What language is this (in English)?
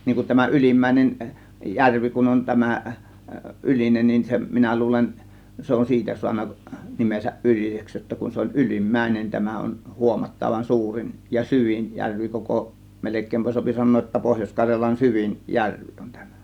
Finnish